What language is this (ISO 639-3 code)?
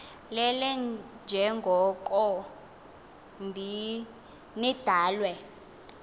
xho